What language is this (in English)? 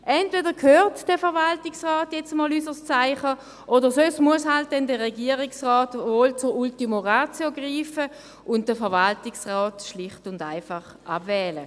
Swiss German